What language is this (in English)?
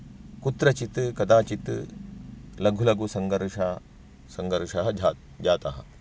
Sanskrit